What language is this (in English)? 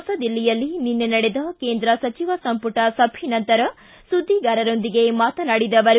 Kannada